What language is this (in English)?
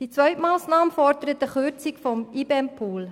Swiss German